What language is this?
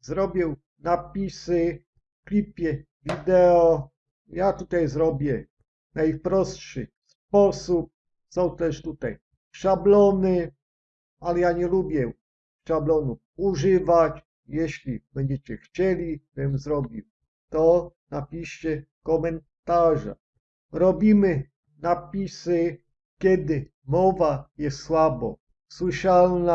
Polish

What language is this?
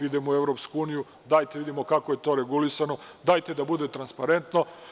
Serbian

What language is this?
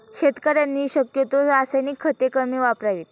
Marathi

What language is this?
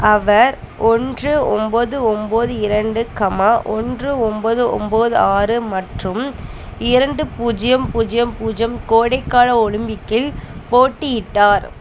Tamil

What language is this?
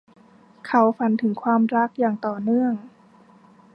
Thai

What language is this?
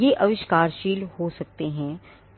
Hindi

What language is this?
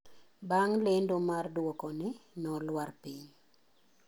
Luo (Kenya and Tanzania)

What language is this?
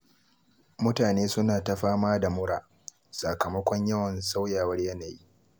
Hausa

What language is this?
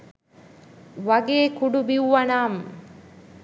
Sinhala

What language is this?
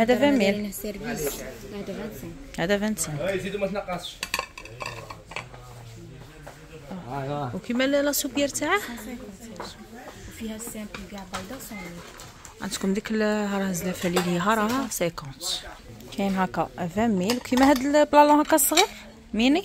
Arabic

